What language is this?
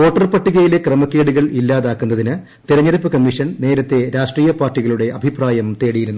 Malayalam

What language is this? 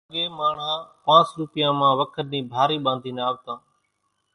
Kachi Koli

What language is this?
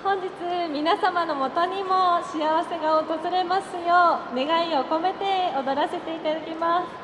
Japanese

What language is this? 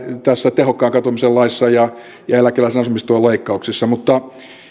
Finnish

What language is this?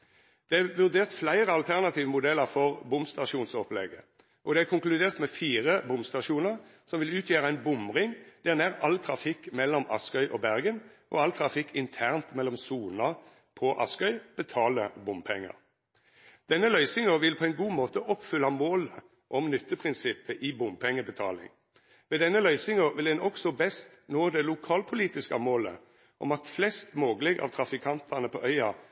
Norwegian Nynorsk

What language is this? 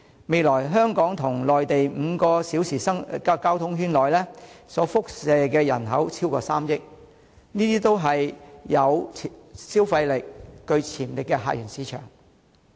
Cantonese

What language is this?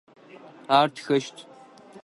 Adyghe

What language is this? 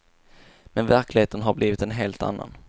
Swedish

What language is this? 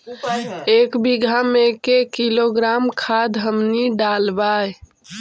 Magahi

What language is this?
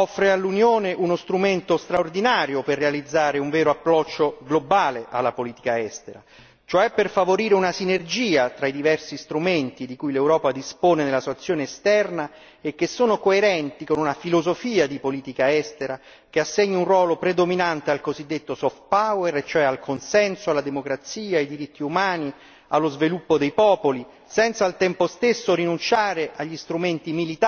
Italian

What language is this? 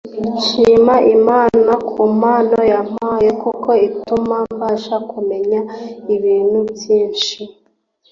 Kinyarwanda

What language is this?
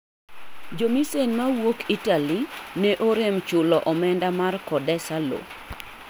Luo (Kenya and Tanzania)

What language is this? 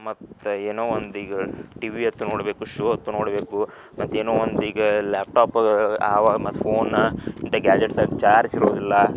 Kannada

